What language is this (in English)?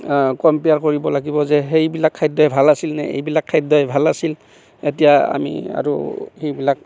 Assamese